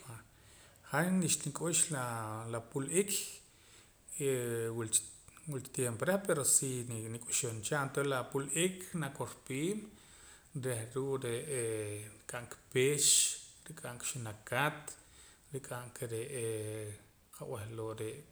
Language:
Poqomam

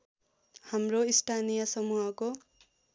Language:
Nepali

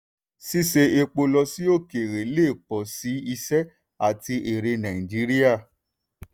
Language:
Yoruba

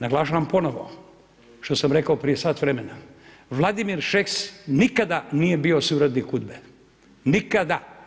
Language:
Croatian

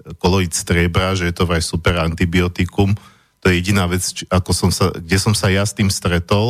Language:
Slovak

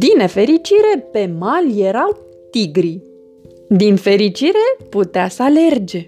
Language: Romanian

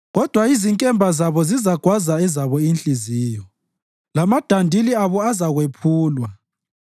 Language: North Ndebele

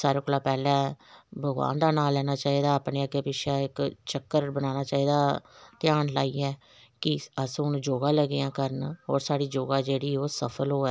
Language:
Dogri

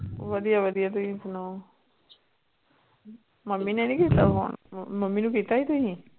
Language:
Punjabi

